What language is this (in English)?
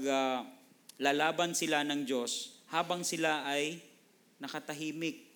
Filipino